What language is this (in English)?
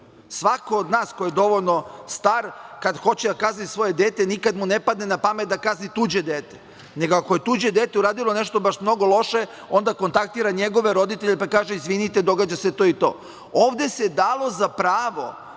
Serbian